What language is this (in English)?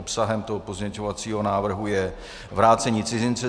Czech